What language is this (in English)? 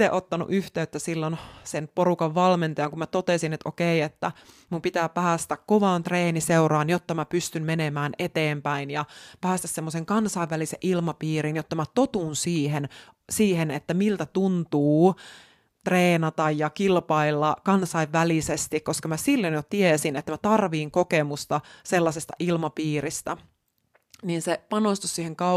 Finnish